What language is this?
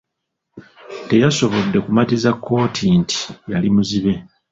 Ganda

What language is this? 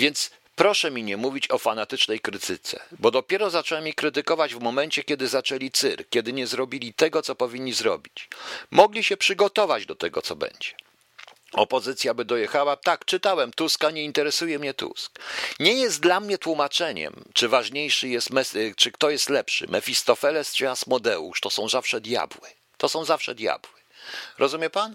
Polish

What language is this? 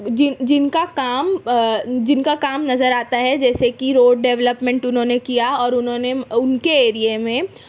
Urdu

